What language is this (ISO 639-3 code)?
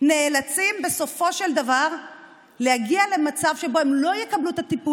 heb